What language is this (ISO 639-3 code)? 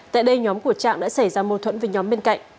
vie